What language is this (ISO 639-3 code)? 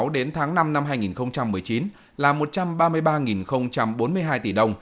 vie